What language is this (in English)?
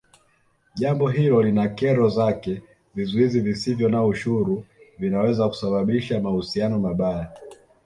Swahili